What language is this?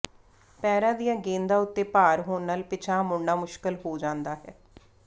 Punjabi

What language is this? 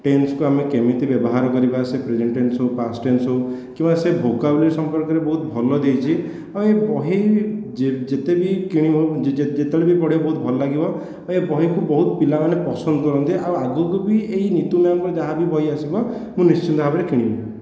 Odia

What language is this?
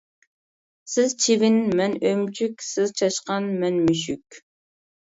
Uyghur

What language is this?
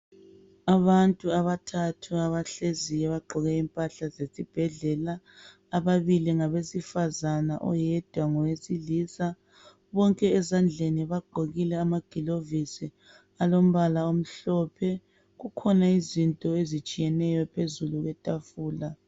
North Ndebele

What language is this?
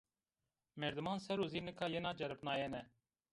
Zaza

